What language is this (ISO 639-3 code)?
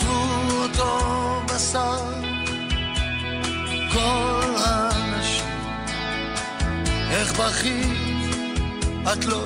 heb